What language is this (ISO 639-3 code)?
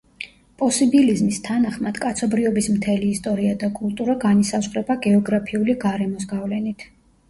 kat